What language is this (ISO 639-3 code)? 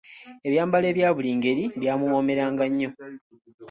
lug